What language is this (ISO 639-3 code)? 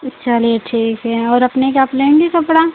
hin